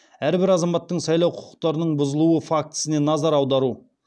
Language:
Kazakh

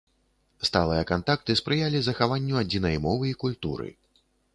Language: Belarusian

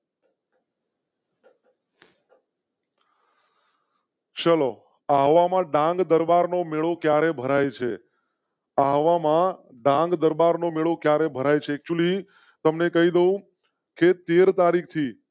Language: Gujarati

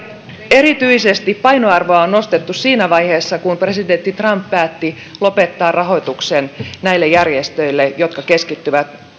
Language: Finnish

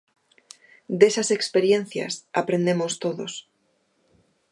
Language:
Galician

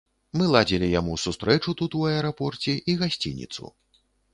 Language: Belarusian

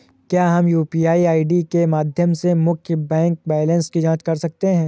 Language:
Hindi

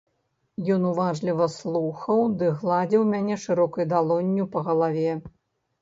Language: Belarusian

